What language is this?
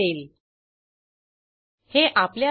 Marathi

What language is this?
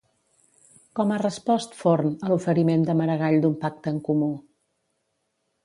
Catalan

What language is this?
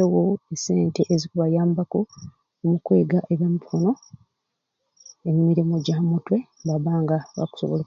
Ruuli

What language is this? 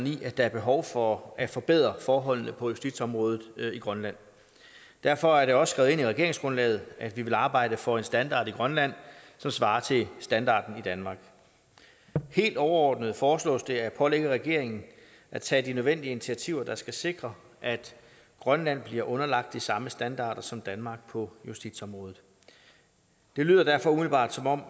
Danish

